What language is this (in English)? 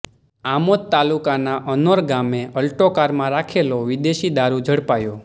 Gujarati